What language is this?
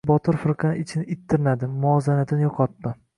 Uzbek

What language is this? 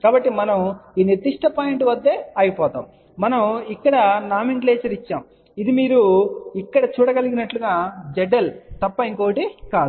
Telugu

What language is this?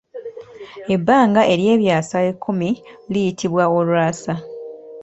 Ganda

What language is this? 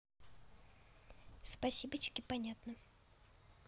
Russian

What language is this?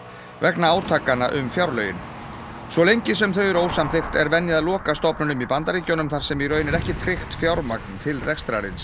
Icelandic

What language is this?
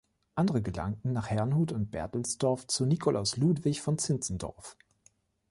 German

